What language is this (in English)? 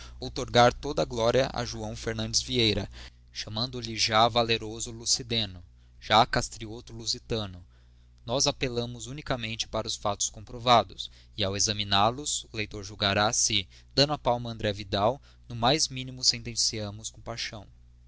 Portuguese